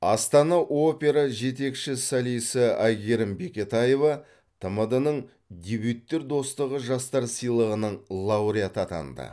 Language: Kazakh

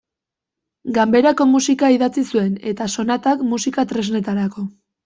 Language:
Basque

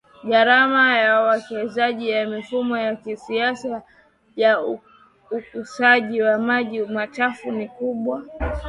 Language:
Swahili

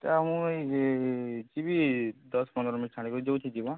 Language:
Odia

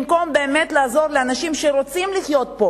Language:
Hebrew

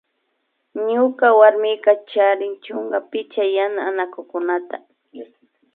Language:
Imbabura Highland Quichua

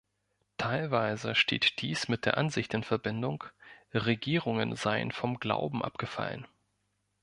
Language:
German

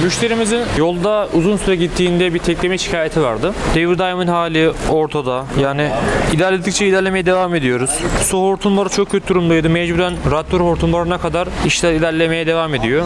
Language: Turkish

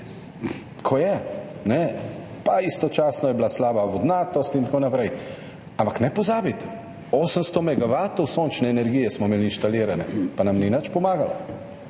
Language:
Slovenian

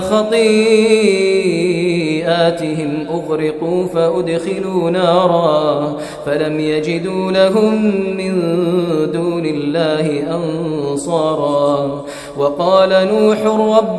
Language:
Arabic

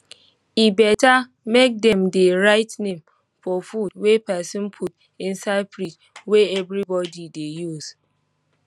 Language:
Nigerian Pidgin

